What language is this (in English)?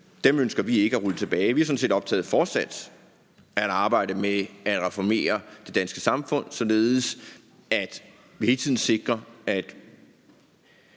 Danish